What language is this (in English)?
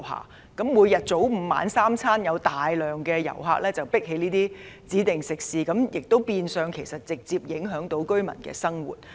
Cantonese